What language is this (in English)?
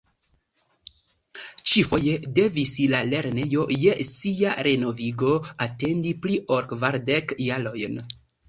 Esperanto